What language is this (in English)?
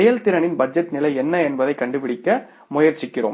Tamil